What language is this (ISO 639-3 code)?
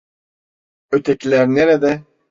tur